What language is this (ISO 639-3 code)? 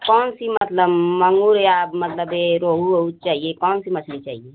hin